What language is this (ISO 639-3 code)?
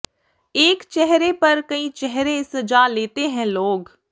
pan